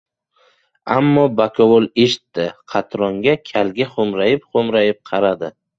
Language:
Uzbek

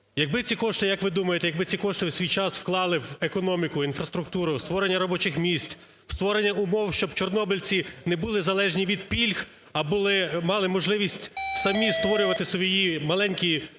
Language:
Ukrainian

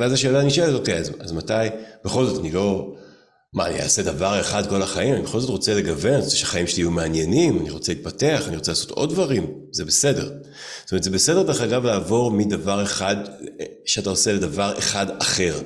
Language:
Hebrew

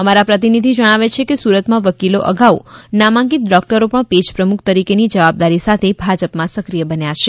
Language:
Gujarati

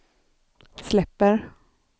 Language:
Swedish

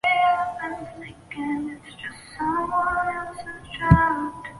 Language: Chinese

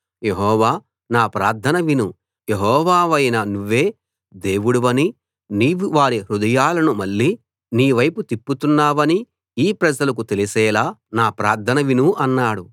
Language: Telugu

